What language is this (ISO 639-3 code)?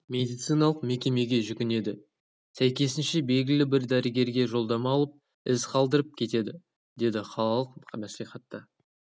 kaz